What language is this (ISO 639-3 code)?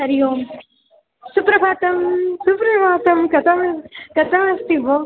san